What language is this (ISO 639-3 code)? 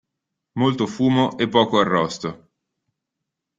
ita